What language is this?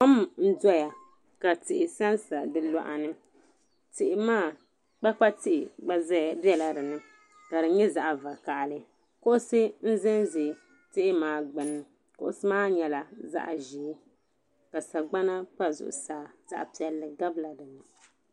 Dagbani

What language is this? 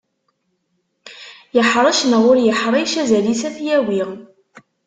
Kabyle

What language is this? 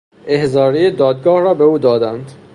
Persian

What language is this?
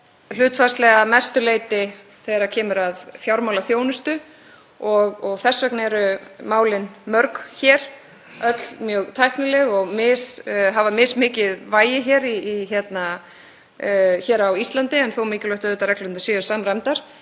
Icelandic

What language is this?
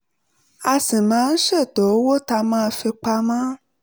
Yoruba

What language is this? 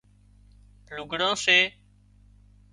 Wadiyara Koli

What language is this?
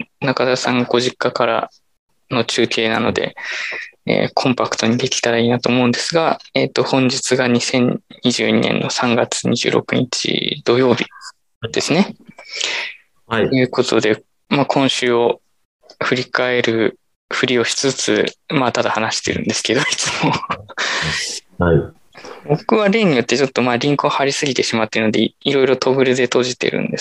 Japanese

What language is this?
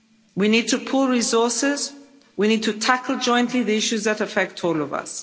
English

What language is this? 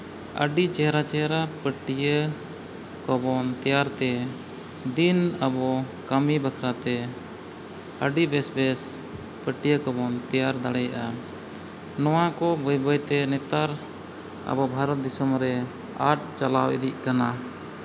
Santali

